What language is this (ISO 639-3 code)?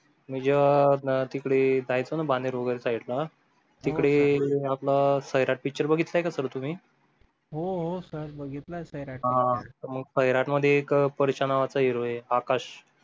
mar